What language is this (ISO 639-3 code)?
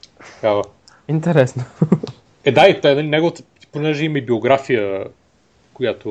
bul